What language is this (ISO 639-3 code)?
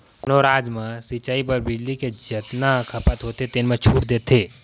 hne